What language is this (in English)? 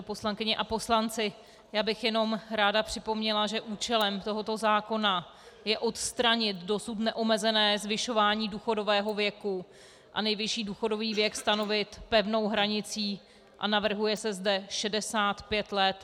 Czech